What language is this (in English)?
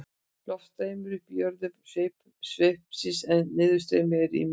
Icelandic